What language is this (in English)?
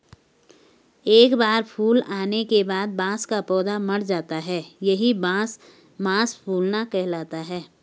Hindi